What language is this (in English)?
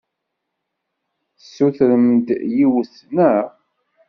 Kabyle